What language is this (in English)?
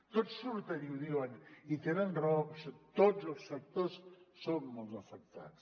Catalan